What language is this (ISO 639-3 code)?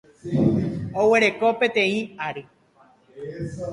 grn